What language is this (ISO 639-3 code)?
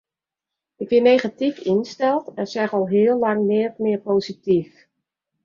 fry